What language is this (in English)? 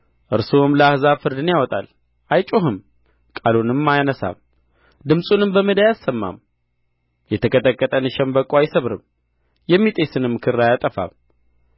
Amharic